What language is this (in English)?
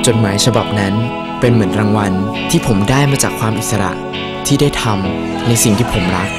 Thai